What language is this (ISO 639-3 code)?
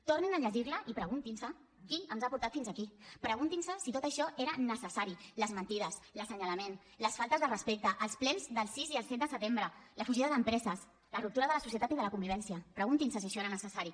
cat